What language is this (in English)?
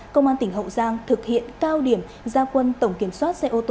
Vietnamese